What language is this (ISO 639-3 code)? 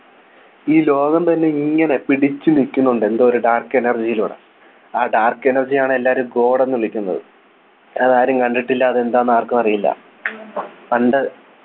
mal